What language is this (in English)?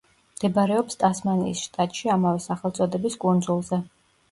Georgian